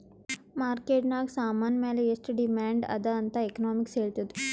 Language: Kannada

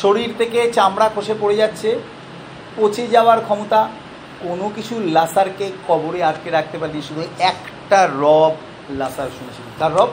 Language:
Bangla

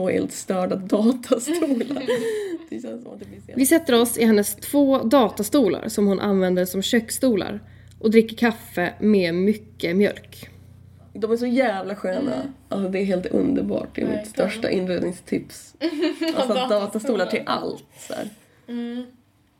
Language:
Swedish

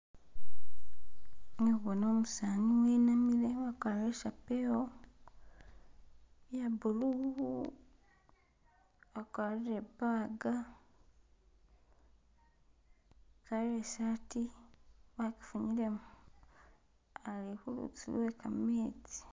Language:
Masaaba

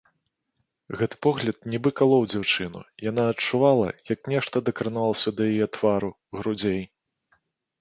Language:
Belarusian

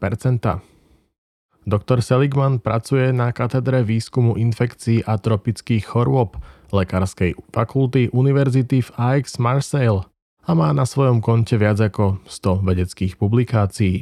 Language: Slovak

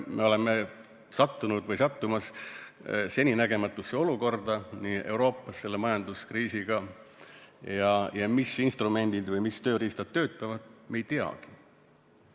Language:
Estonian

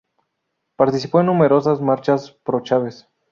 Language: Spanish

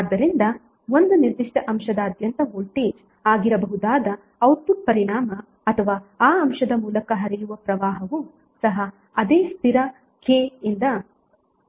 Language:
Kannada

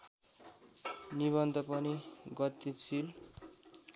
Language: Nepali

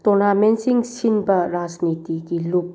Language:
Manipuri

